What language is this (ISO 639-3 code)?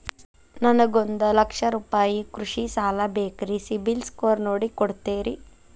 kan